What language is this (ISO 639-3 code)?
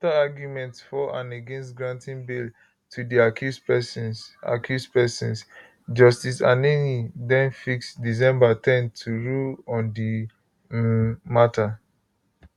pcm